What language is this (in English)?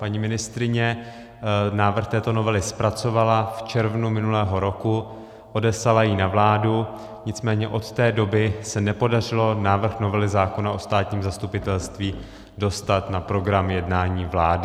Czech